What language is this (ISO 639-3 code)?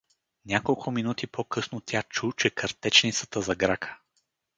bul